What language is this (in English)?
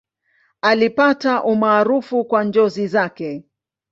Swahili